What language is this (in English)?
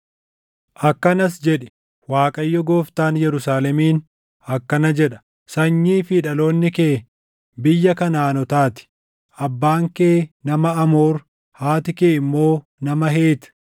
Oromo